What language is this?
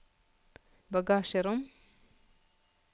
Norwegian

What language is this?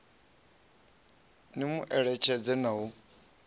Venda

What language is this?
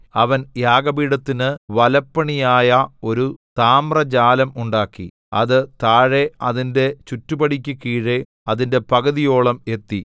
Malayalam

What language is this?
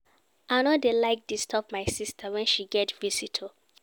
Nigerian Pidgin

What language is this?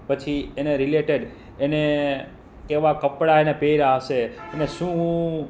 Gujarati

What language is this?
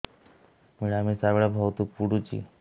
Odia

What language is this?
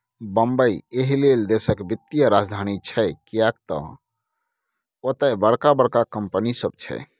Maithili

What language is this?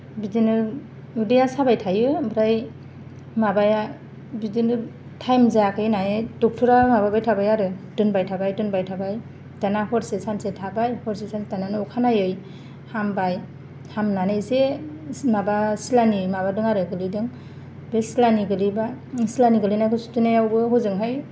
Bodo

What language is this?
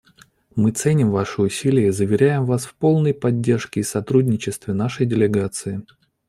Russian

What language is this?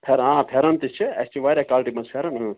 Kashmiri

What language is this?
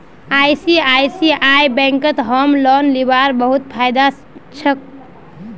Magahi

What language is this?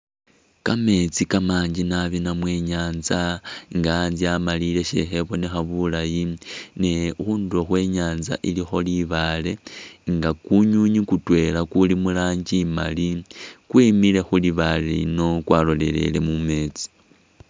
Masaaba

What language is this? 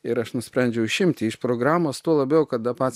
Lithuanian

